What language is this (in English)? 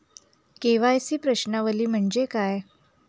Marathi